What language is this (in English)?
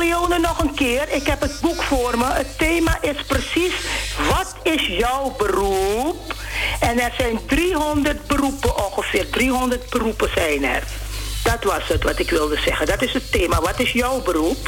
Dutch